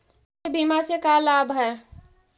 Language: Magahi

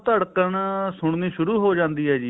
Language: Punjabi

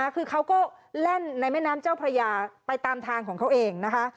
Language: Thai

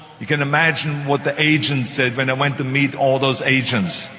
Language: English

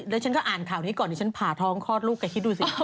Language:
Thai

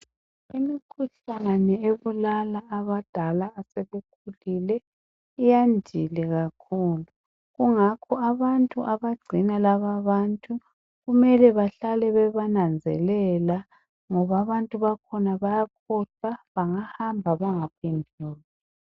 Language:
North Ndebele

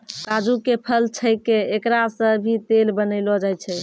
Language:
Maithili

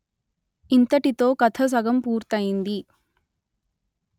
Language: Telugu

